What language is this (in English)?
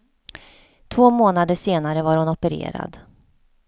Swedish